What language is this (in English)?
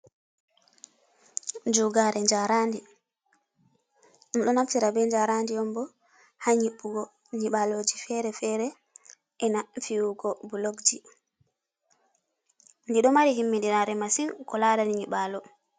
Fula